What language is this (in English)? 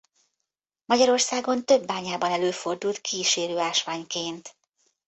Hungarian